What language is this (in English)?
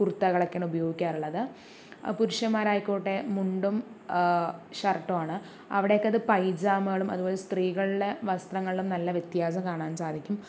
Malayalam